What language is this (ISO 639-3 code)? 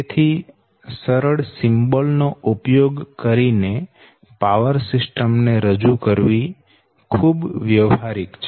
guj